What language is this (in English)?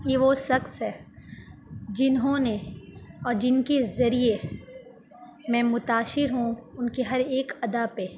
Urdu